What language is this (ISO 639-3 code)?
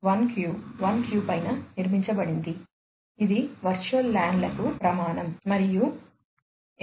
tel